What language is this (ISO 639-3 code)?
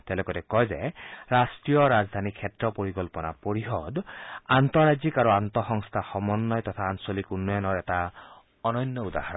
asm